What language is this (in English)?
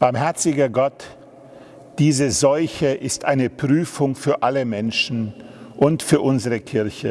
German